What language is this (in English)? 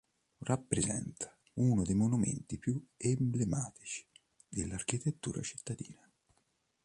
Italian